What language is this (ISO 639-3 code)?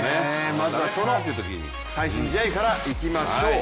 jpn